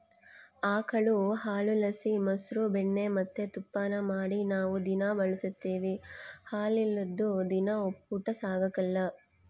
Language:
Kannada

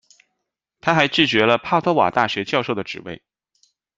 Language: Chinese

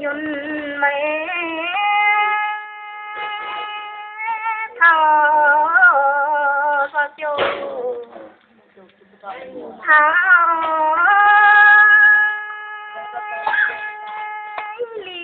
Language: Indonesian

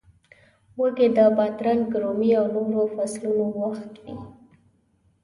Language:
Pashto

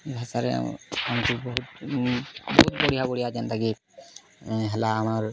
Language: Odia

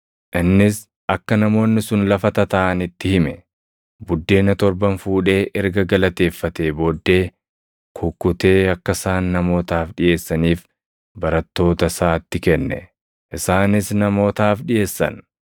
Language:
Oromo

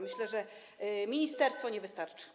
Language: Polish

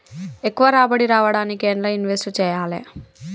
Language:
Telugu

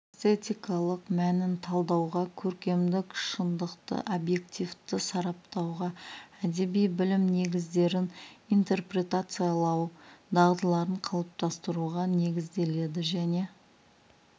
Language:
Kazakh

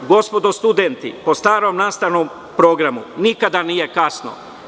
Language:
Serbian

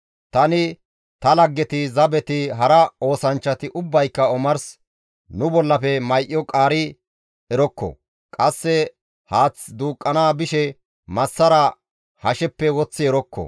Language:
Gamo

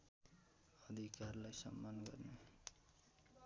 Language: Nepali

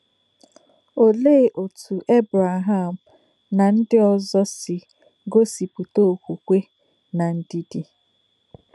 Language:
Igbo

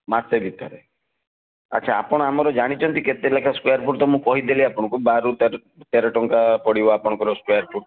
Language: Odia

